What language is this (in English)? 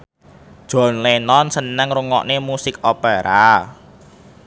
Javanese